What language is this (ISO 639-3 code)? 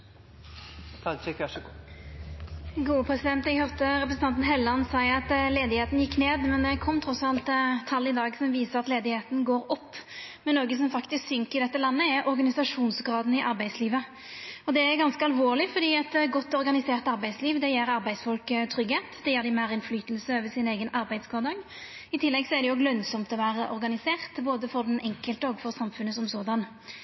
nor